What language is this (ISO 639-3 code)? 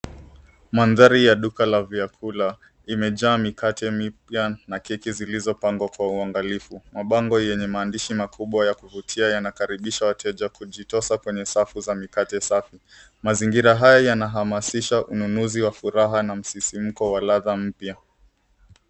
swa